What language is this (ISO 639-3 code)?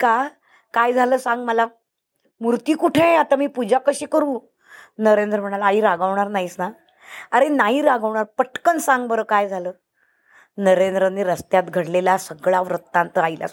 mar